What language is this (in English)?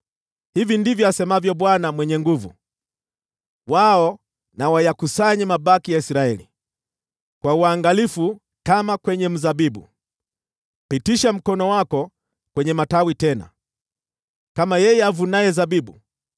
Swahili